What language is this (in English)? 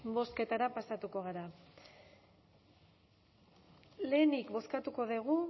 Basque